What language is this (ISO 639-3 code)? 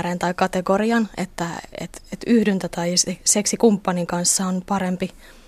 fin